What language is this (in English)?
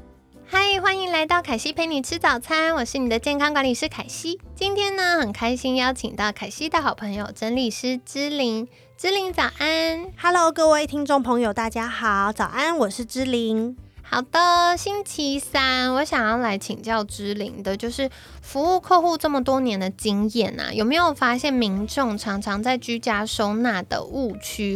Chinese